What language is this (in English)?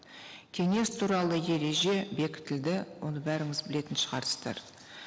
Kazakh